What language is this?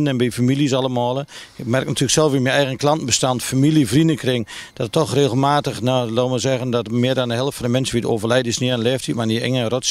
Dutch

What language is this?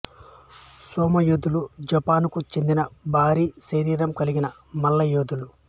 Telugu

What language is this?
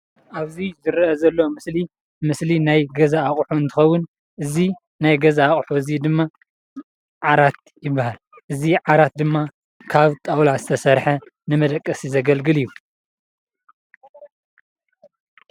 Tigrinya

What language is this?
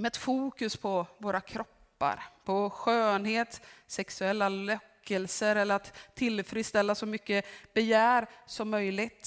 Swedish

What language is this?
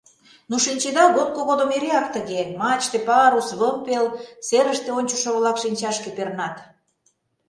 Mari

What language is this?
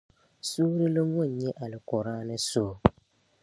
Dagbani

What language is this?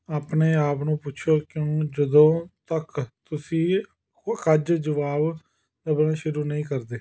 Punjabi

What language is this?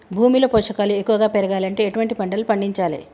Telugu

